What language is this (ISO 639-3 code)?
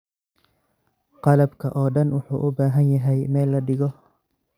som